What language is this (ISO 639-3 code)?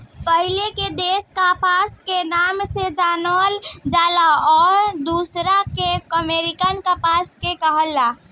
bho